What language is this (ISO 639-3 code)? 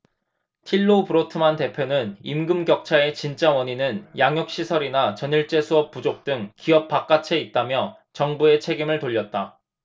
kor